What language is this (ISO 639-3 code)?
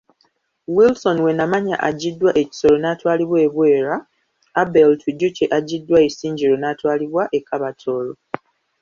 lug